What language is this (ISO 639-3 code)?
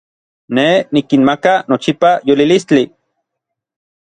nlv